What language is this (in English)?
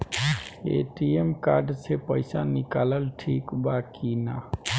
Bhojpuri